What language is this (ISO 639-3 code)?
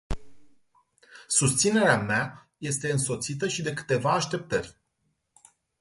ron